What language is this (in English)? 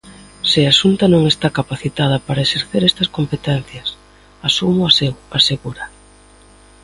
Galician